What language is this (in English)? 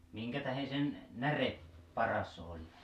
Finnish